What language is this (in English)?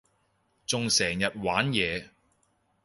Cantonese